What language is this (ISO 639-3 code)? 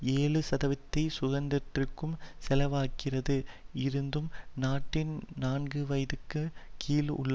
tam